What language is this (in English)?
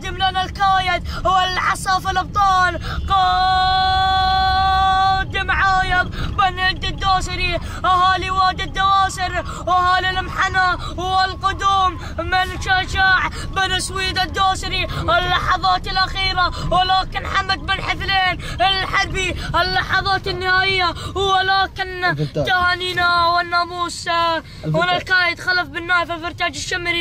Arabic